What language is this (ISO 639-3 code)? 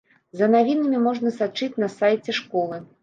bel